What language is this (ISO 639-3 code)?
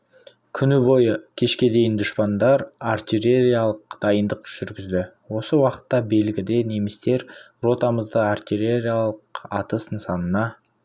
kaz